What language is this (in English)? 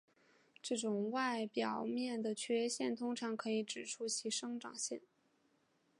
Chinese